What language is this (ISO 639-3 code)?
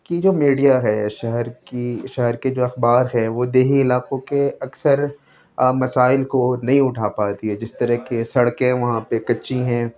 urd